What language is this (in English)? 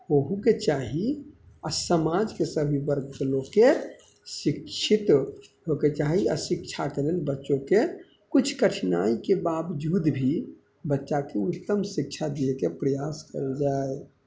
Maithili